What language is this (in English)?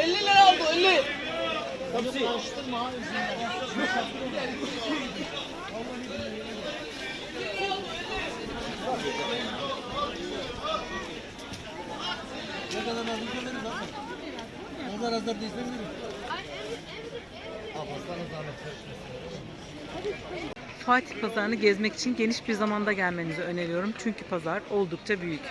Turkish